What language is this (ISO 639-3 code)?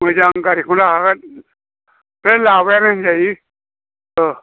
brx